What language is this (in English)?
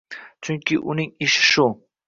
Uzbek